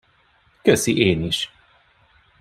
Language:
Hungarian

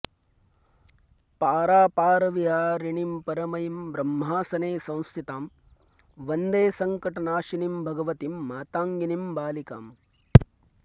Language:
Sanskrit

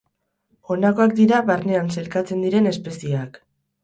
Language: Basque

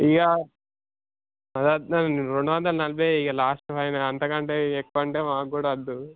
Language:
Telugu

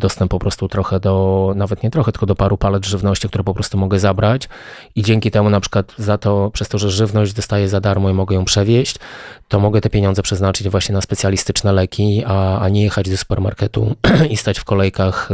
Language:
Polish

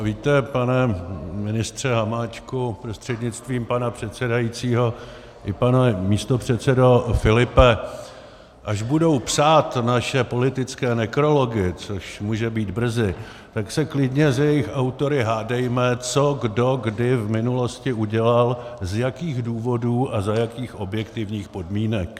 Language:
Czech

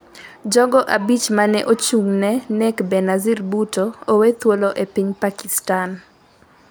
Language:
Luo (Kenya and Tanzania)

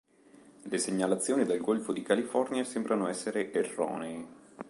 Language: Italian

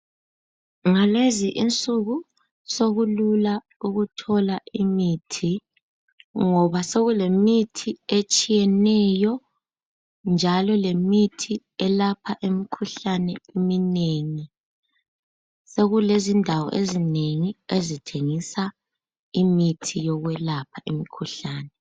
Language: North Ndebele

